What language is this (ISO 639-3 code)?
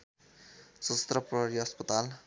nep